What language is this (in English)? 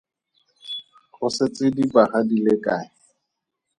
Tswana